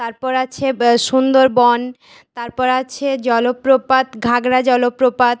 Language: Bangla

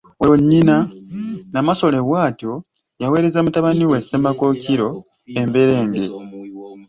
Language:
Ganda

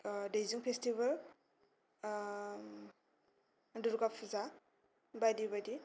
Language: Bodo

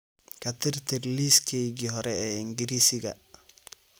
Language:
Somali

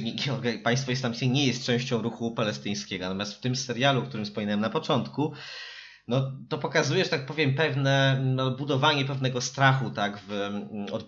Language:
Polish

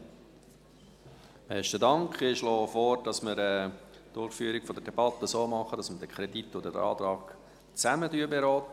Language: Swiss German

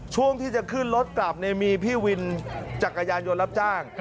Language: Thai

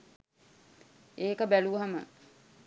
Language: Sinhala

